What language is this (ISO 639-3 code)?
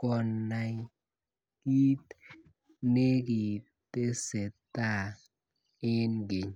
kln